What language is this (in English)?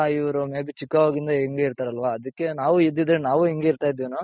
Kannada